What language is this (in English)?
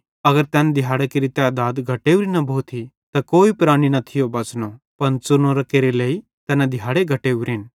Bhadrawahi